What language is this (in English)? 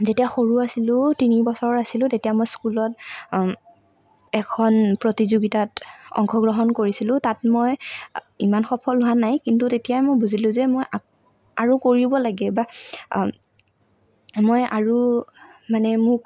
Assamese